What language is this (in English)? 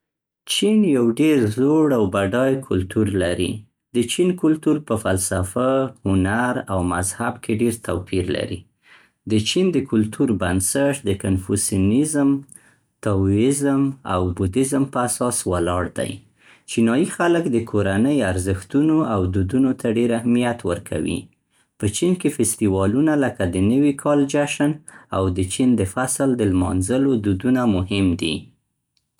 Central Pashto